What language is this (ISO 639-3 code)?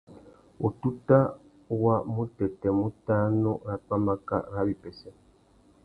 bag